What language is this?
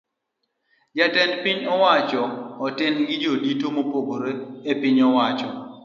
Luo (Kenya and Tanzania)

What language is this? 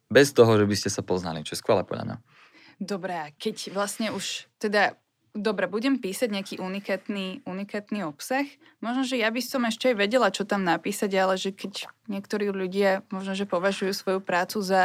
Slovak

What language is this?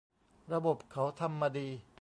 Thai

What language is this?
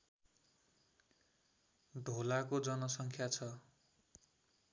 Nepali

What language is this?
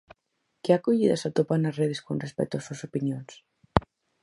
Galician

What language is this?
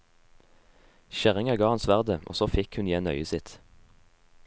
Norwegian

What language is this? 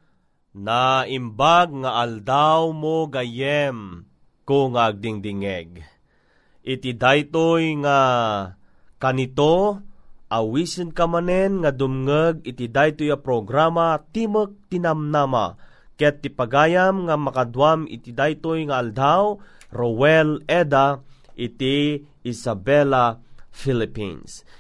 Filipino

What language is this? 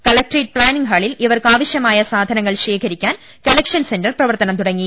Malayalam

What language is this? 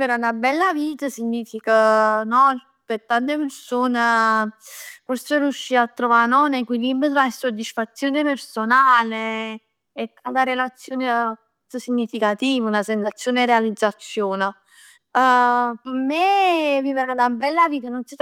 Neapolitan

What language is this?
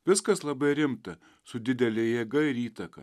Lithuanian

